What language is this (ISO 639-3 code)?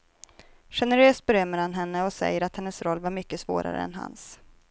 swe